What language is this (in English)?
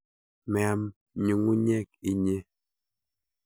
Kalenjin